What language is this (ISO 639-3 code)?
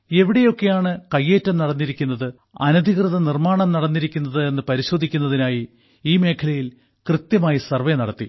mal